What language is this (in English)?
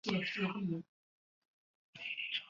Chinese